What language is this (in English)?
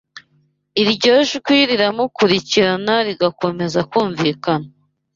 Kinyarwanda